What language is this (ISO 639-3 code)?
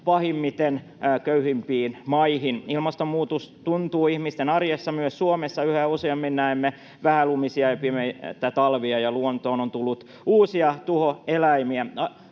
fin